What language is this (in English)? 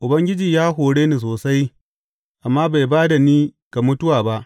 Hausa